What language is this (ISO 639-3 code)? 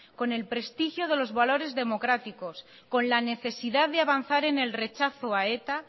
spa